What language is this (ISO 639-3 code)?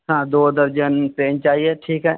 urd